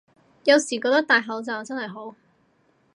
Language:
Cantonese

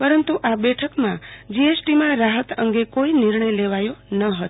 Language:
Gujarati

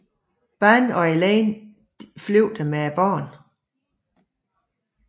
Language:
Danish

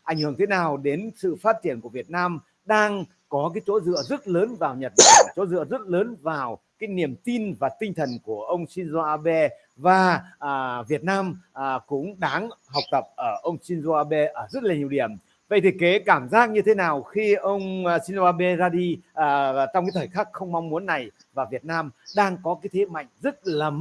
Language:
Vietnamese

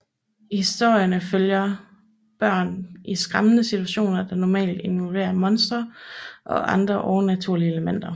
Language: Danish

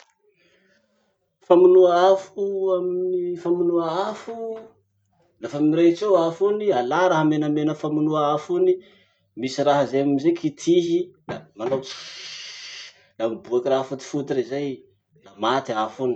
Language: Masikoro Malagasy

